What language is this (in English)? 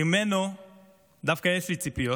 Hebrew